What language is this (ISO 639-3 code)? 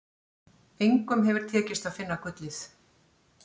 isl